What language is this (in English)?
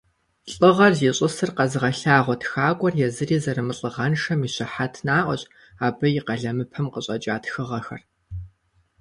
Kabardian